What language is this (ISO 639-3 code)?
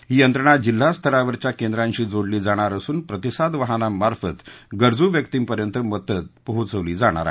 mar